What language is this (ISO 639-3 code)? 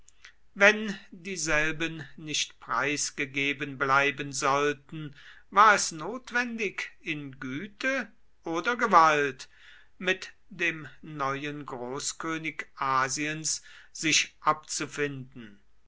deu